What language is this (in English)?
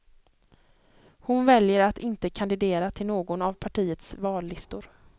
Swedish